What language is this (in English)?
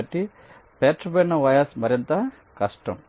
Telugu